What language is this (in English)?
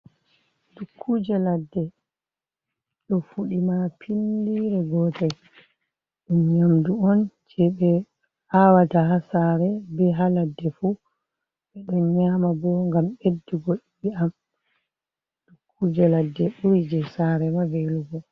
Fula